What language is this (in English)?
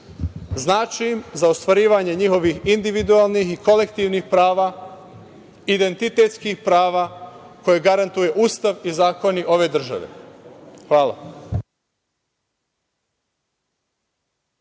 Serbian